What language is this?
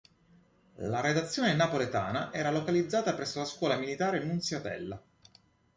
Italian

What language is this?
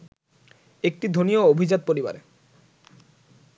Bangla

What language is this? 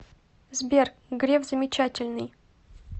Russian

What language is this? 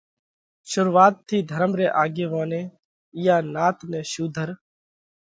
Parkari Koli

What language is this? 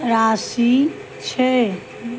Maithili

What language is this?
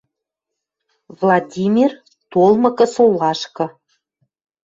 Western Mari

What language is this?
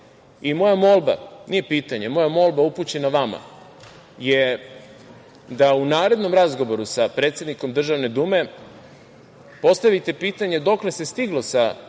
Serbian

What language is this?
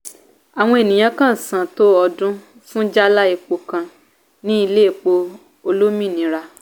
Yoruba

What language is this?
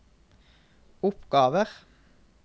Norwegian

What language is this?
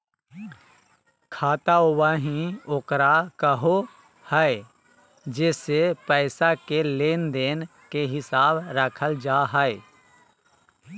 Magahi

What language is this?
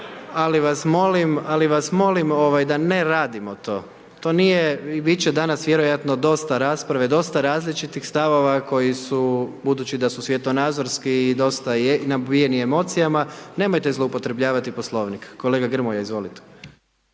Croatian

